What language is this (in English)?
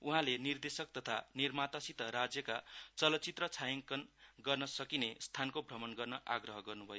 Nepali